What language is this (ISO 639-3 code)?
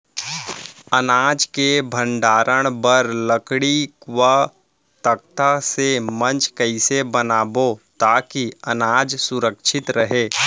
hne